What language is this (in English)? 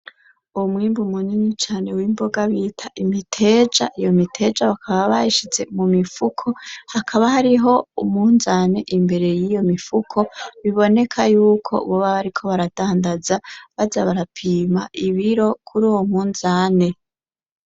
Rundi